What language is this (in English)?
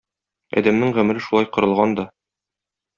Tatar